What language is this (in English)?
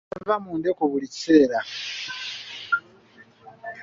Ganda